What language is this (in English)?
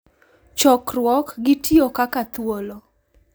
Luo (Kenya and Tanzania)